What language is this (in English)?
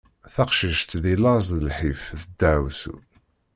Kabyle